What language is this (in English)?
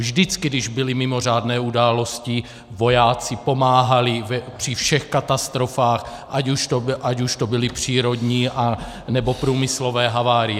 Czech